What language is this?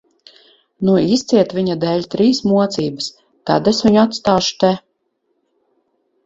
Latvian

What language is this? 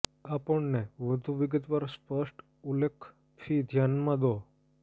Gujarati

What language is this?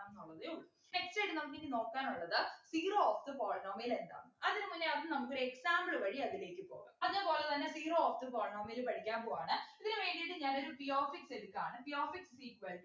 Malayalam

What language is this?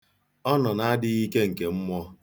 Igbo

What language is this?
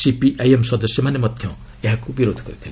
Odia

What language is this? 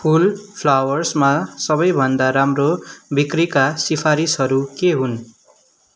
Nepali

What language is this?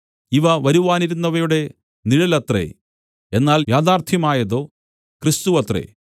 Malayalam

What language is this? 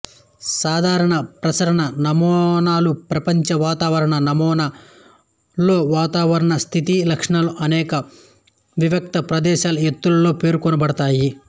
Telugu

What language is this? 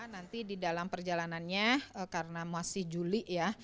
Indonesian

